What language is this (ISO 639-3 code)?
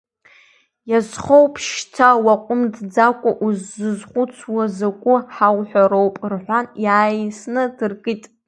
abk